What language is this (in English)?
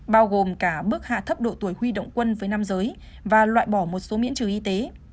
Vietnamese